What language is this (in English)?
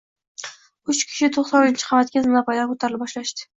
Uzbek